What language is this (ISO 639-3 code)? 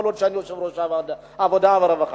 heb